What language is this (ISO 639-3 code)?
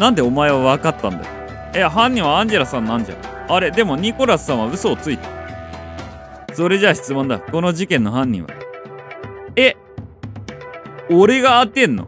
jpn